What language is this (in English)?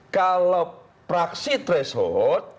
Indonesian